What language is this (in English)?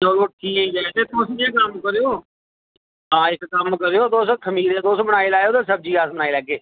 Dogri